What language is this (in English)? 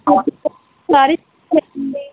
Telugu